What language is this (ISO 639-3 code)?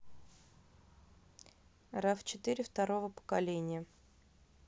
rus